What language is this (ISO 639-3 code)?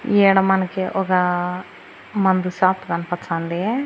tel